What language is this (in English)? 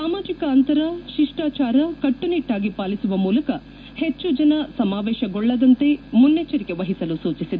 Kannada